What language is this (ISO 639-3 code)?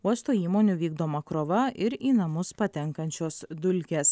lit